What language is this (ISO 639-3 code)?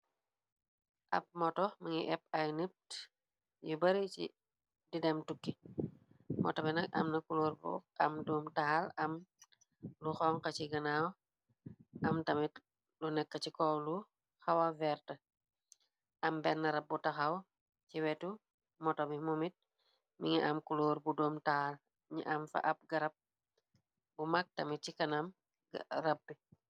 wol